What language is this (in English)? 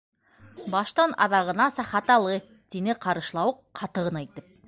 Bashkir